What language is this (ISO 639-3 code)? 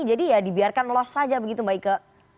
ind